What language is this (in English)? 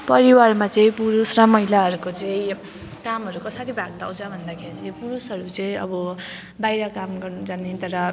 Nepali